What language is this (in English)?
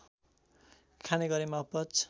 Nepali